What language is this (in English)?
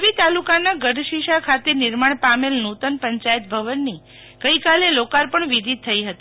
Gujarati